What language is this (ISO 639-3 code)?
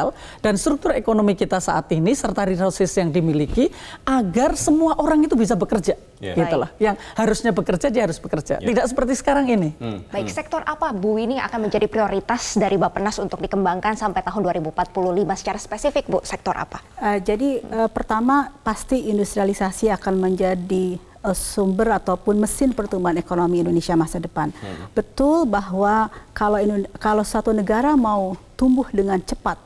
ind